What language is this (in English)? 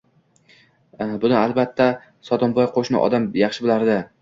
Uzbek